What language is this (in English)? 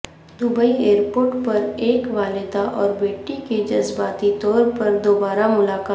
Urdu